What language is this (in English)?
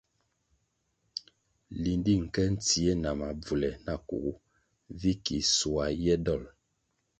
Kwasio